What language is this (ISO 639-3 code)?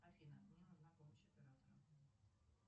rus